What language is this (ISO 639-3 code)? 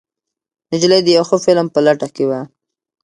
pus